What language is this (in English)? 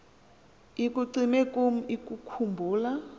Xhosa